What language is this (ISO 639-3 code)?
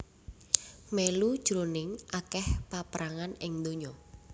jav